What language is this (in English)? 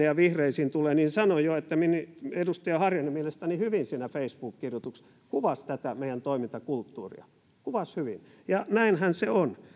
Finnish